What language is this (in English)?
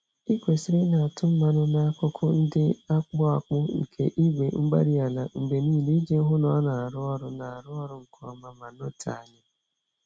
Igbo